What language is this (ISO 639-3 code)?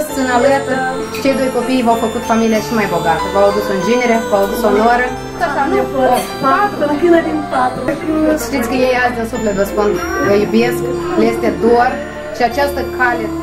ron